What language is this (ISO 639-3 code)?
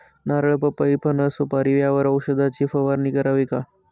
mar